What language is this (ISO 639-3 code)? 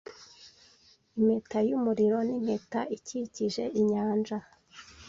kin